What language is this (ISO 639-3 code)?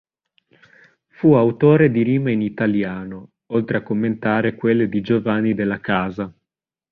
ita